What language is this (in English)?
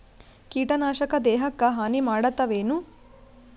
Kannada